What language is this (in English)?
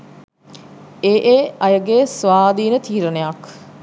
Sinhala